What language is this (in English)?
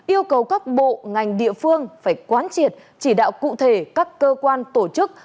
Vietnamese